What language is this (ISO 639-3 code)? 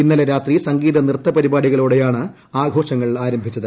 mal